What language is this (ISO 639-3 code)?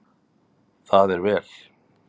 isl